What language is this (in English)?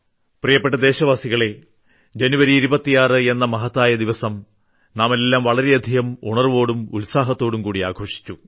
Malayalam